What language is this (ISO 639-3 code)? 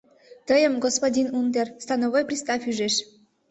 chm